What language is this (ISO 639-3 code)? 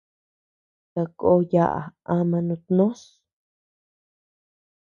cux